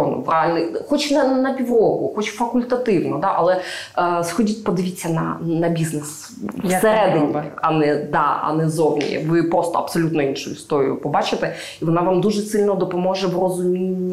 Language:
Ukrainian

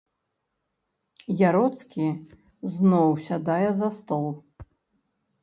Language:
Belarusian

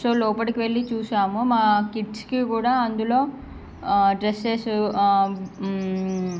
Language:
Telugu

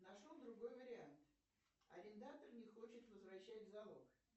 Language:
Russian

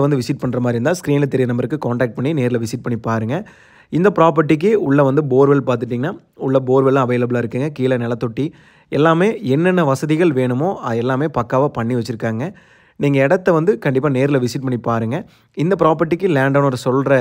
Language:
Tamil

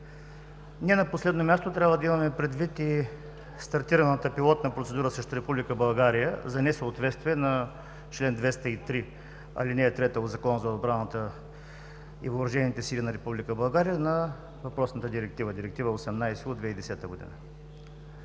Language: Bulgarian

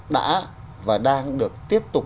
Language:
Vietnamese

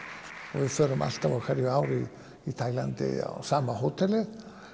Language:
Icelandic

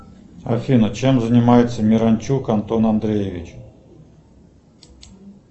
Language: Russian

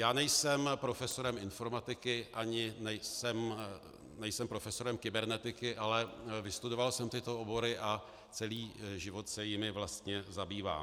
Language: Czech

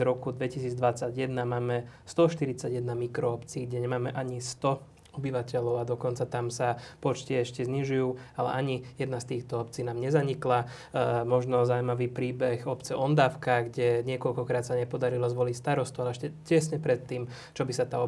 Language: Slovak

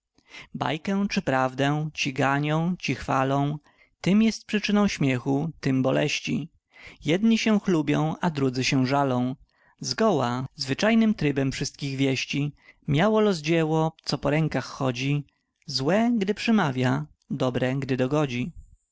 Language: Polish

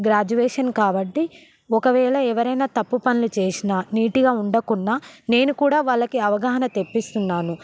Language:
Telugu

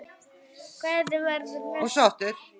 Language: Icelandic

